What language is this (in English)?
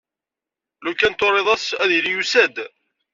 Kabyle